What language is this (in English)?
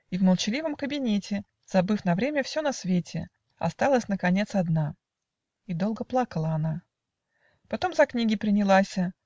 Russian